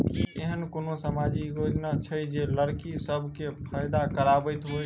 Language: Maithili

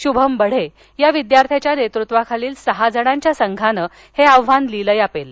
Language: Marathi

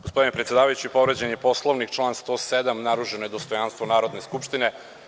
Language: Serbian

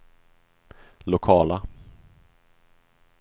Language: Swedish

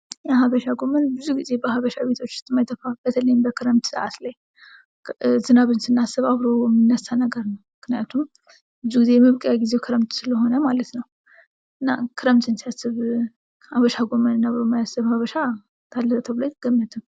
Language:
Amharic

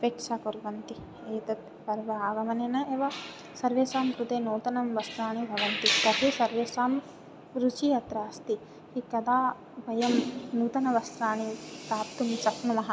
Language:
Sanskrit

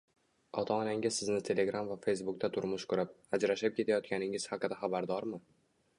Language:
Uzbek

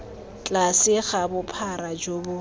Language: Tswana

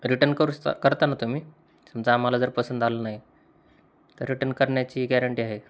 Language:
Marathi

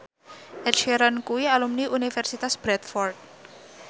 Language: Javanese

